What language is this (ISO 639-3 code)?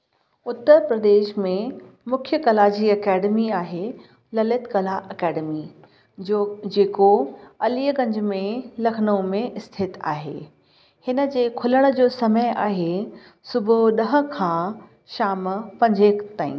snd